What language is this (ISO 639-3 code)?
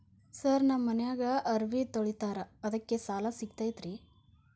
kan